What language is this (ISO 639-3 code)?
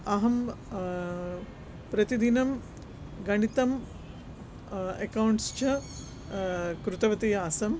san